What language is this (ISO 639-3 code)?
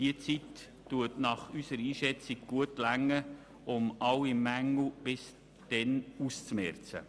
gsw